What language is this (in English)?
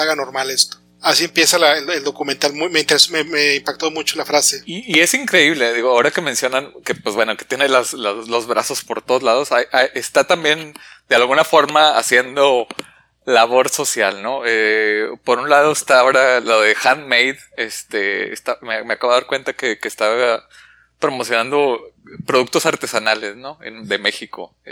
Spanish